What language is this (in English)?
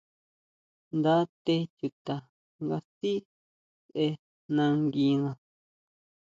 Huautla Mazatec